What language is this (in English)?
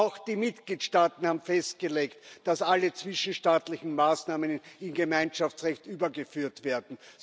German